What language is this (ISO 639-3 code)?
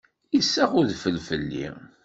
kab